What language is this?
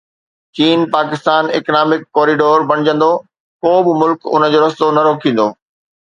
Sindhi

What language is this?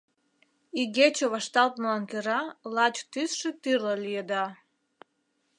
Mari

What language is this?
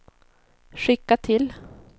Swedish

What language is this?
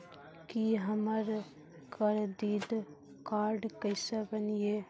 Maithili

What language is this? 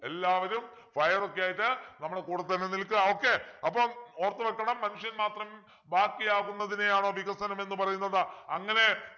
Malayalam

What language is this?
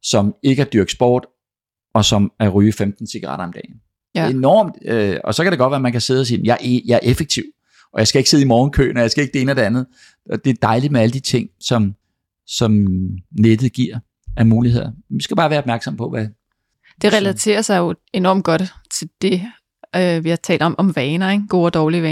Danish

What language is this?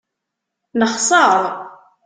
Kabyle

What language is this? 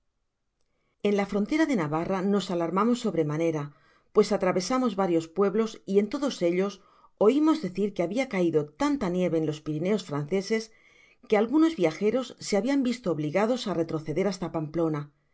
Spanish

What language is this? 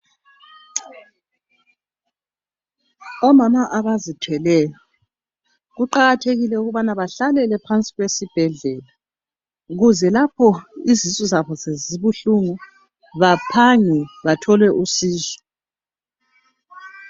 North Ndebele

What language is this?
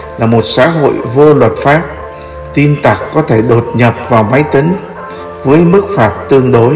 Vietnamese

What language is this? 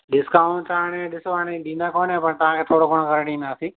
Sindhi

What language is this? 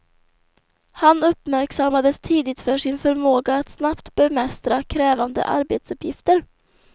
Swedish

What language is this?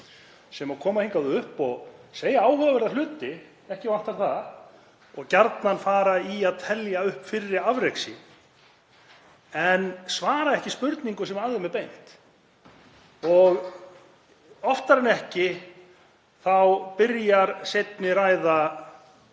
Icelandic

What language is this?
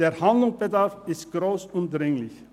Swiss German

